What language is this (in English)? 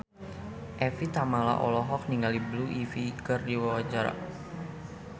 Sundanese